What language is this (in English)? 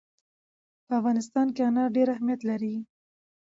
Pashto